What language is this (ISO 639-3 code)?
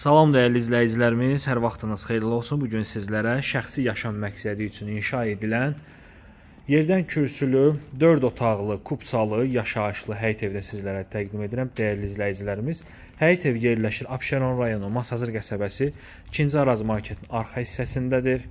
tur